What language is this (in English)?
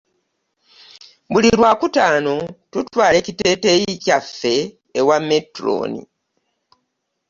Ganda